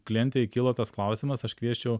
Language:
Lithuanian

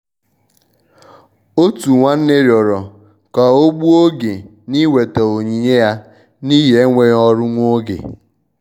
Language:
Igbo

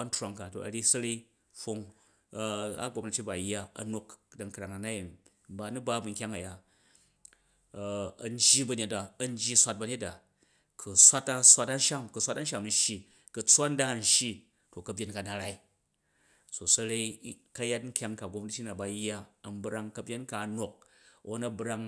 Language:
Jju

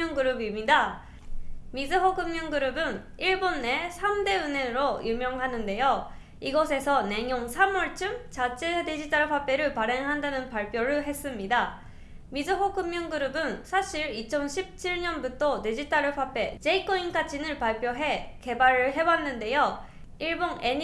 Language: Korean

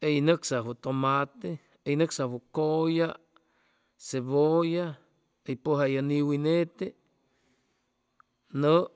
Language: Chimalapa Zoque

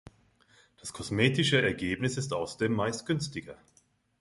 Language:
German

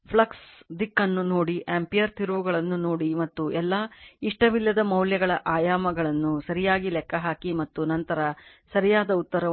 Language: Kannada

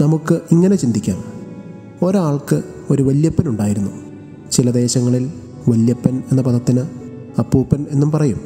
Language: Malayalam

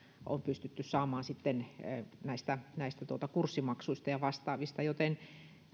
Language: Finnish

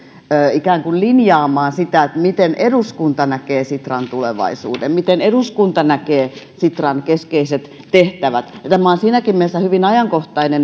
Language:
Finnish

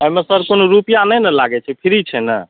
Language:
Maithili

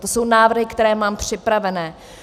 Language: Czech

